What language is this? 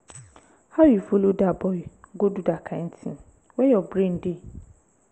Nigerian Pidgin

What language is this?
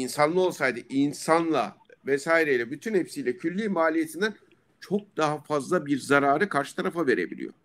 Turkish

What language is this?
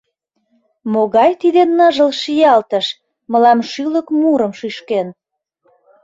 Mari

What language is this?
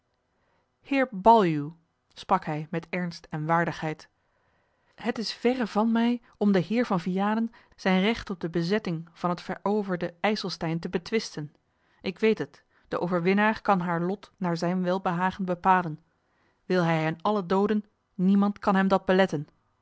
Dutch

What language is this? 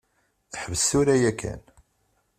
Kabyle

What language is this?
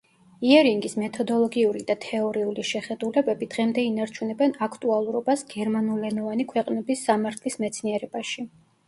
Georgian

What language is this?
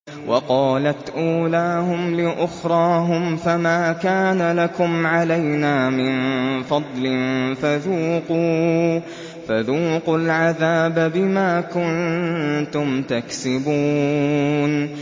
Arabic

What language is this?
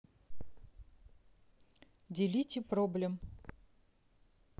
Russian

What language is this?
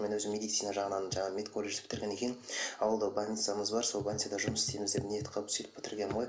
Kazakh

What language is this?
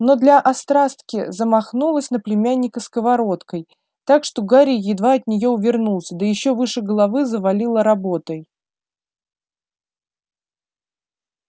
Russian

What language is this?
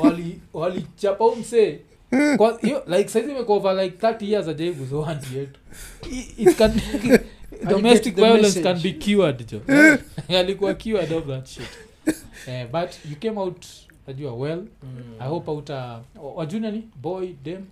Swahili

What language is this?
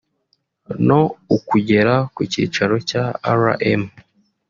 Kinyarwanda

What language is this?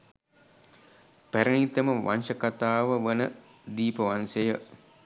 Sinhala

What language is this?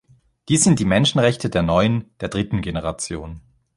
German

